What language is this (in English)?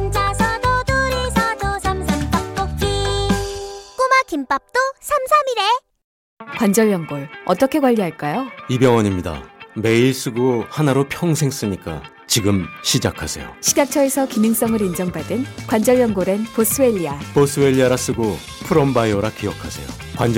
Korean